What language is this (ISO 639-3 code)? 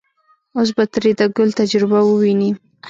pus